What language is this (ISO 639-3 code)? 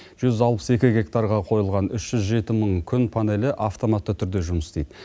kaz